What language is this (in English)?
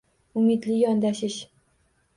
Uzbek